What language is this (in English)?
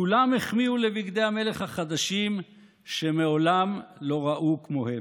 Hebrew